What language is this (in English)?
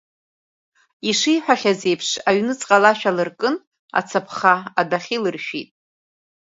Abkhazian